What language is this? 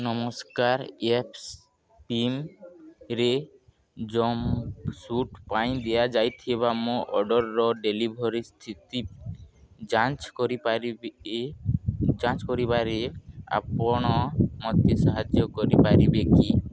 Odia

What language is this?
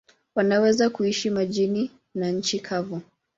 Swahili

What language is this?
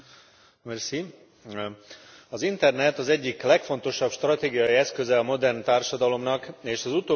Hungarian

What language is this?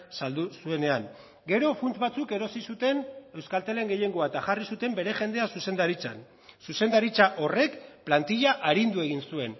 Basque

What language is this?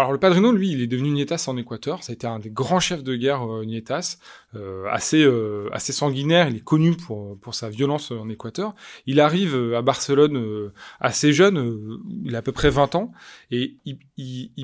French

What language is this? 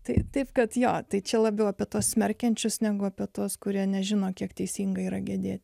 Lithuanian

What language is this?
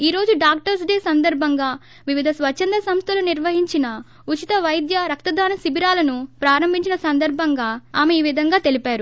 Telugu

